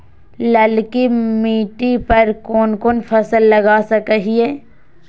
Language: Magahi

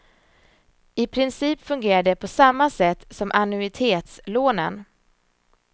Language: Swedish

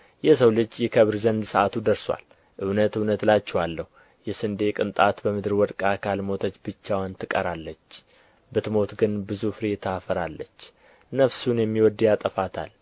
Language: Amharic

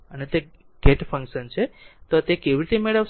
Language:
Gujarati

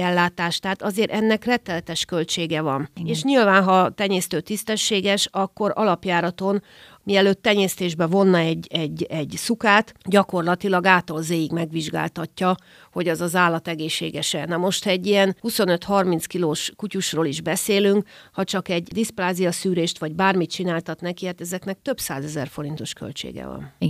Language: Hungarian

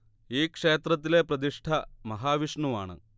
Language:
Malayalam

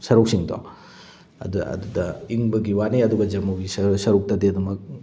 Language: Manipuri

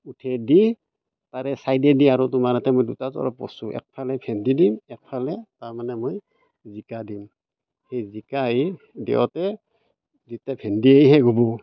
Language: Assamese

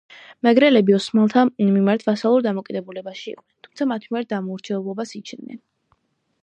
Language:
Georgian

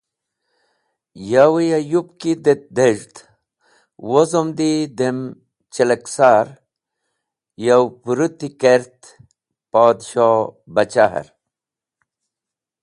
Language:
Wakhi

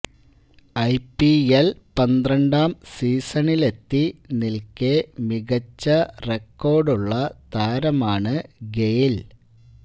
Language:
Malayalam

